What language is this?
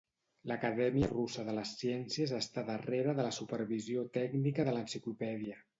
Catalan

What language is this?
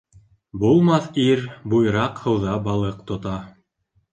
Bashkir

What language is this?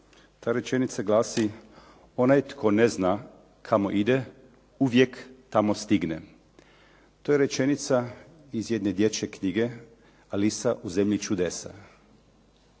Croatian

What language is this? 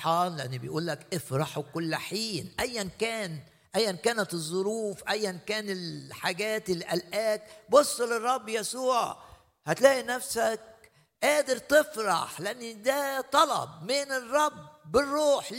Arabic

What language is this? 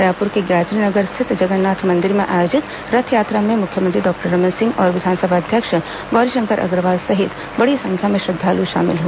Hindi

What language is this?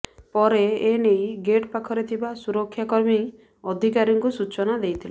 Odia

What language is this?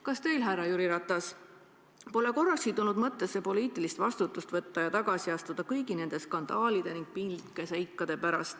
Estonian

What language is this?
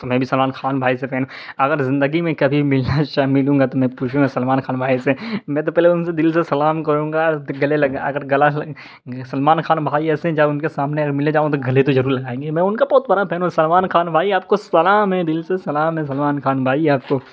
Urdu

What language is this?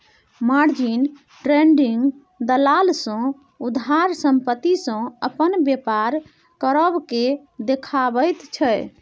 Maithili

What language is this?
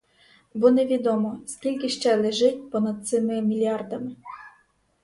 Ukrainian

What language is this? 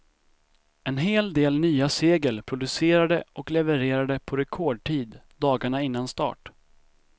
Swedish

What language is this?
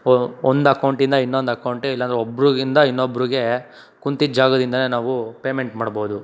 Kannada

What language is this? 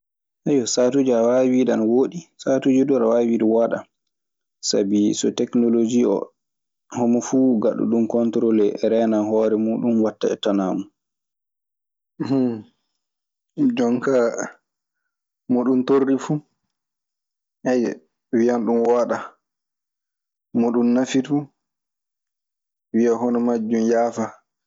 Maasina Fulfulde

